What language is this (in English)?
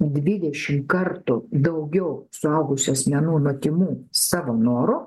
Lithuanian